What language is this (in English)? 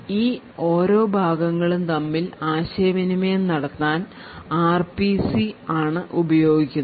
Malayalam